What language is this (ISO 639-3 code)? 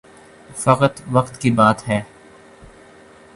urd